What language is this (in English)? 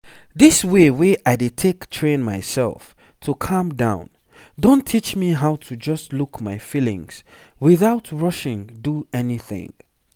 Nigerian Pidgin